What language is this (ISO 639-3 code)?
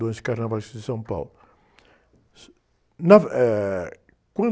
por